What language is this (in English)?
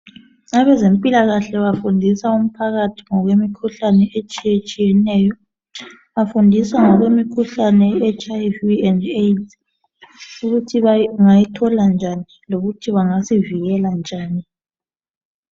North Ndebele